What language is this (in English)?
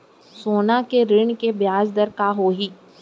Chhattisgarhi